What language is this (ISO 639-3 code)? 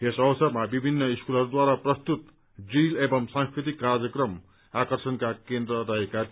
nep